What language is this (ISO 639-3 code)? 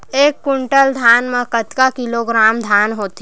hne